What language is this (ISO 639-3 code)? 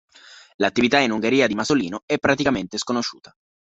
ita